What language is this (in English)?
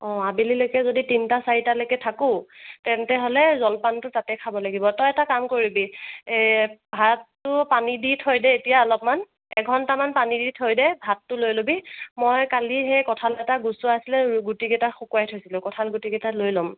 Assamese